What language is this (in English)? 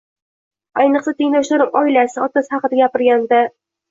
Uzbek